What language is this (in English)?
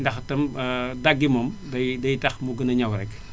Wolof